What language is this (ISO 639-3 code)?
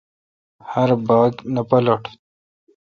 xka